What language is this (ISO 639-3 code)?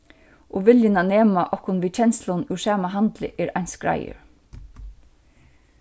fao